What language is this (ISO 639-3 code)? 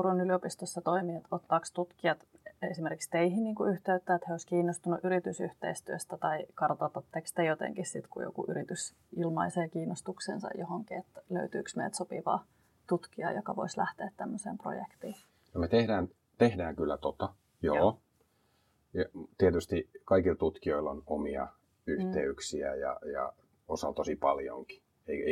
fin